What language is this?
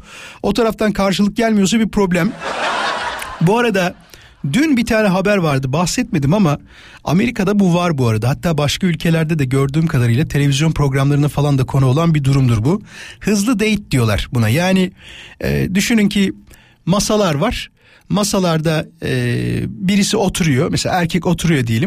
Turkish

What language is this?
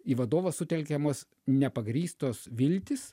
Lithuanian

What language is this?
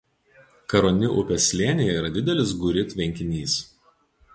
Lithuanian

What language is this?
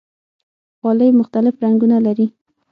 Pashto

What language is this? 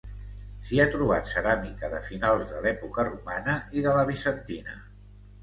Catalan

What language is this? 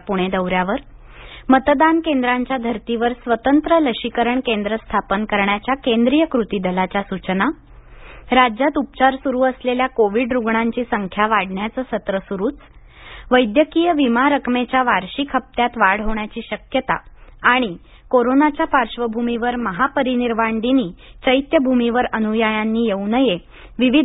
Marathi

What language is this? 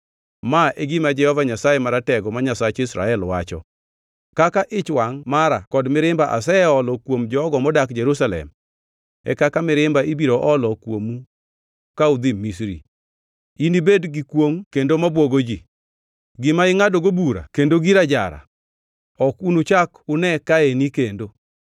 Luo (Kenya and Tanzania)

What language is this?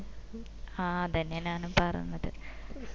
Malayalam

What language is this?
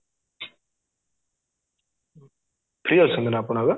Odia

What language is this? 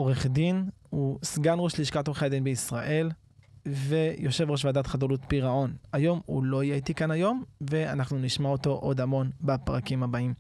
Hebrew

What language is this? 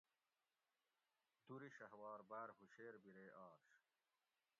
Gawri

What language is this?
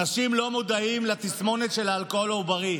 Hebrew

